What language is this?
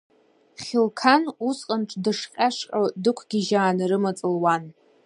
Abkhazian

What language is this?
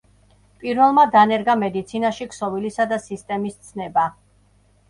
Georgian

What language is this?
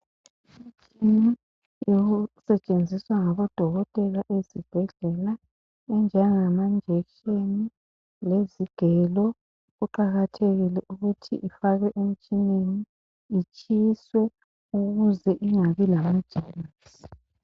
North Ndebele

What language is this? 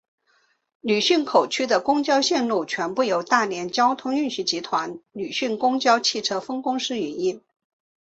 Chinese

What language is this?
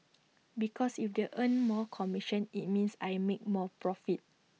English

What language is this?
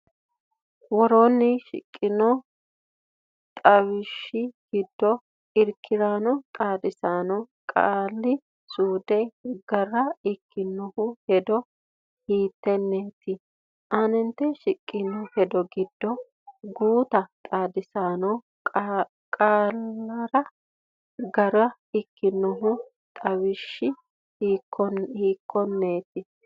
Sidamo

